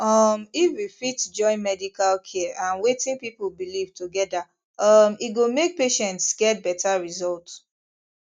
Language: Nigerian Pidgin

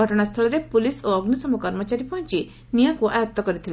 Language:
Odia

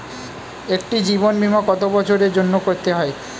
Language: Bangla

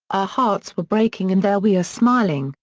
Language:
English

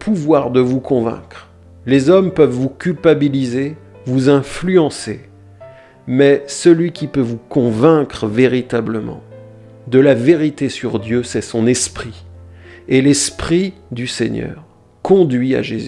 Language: French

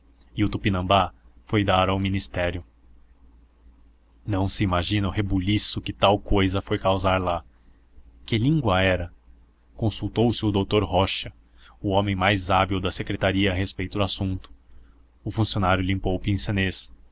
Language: Portuguese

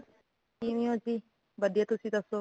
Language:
Punjabi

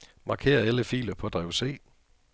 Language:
Danish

